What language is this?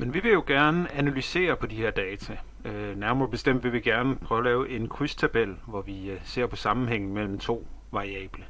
Danish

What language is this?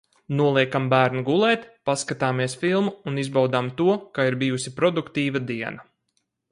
Latvian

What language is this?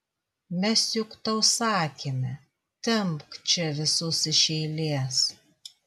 Lithuanian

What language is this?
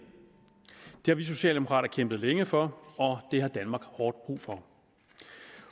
Danish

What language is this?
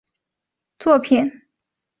Chinese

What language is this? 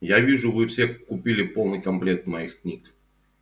Russian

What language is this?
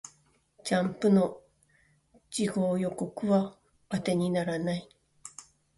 Japanese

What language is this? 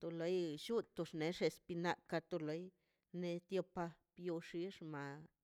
Mazaltepec Zapotec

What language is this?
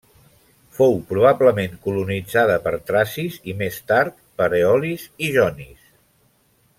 Catalan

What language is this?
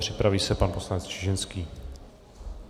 Czech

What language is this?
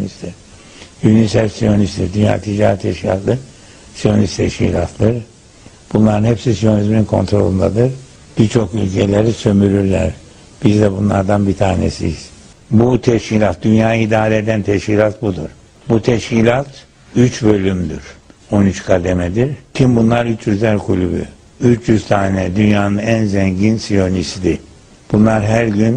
Turkish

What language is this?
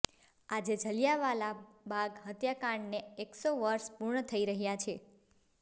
Gujarati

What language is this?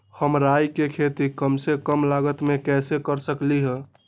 Magahi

